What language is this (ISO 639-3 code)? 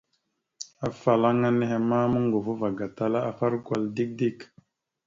mxu